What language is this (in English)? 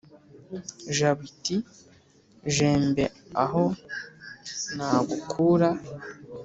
Kinyarwanda